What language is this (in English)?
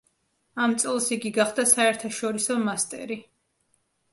Georgian